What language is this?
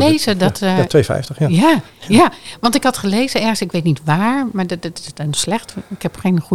Dutch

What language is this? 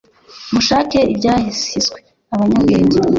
Kinyarwanda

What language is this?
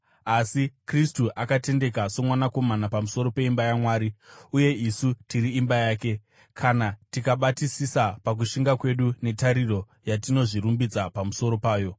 Shona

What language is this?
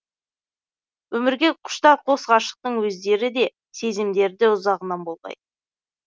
Kazakh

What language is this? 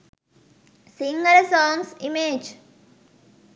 Sinhala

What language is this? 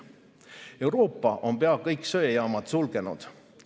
Estonian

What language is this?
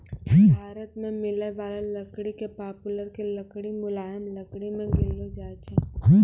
Maithili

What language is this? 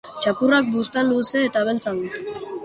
Basque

